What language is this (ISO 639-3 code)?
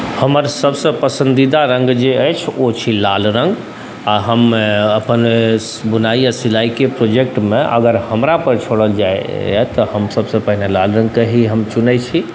mai